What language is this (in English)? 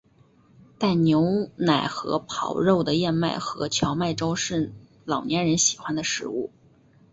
Chinese